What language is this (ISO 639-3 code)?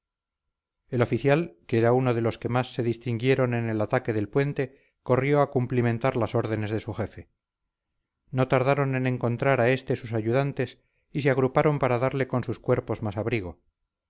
spa